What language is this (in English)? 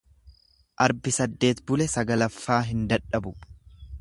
Oromo